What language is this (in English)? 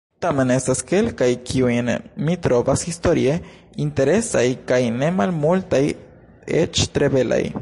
Esperanto